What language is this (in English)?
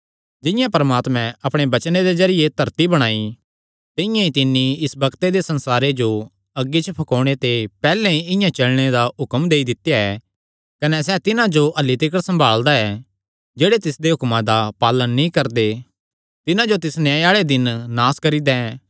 Kangri